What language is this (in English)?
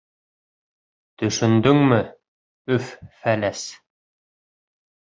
Bashkir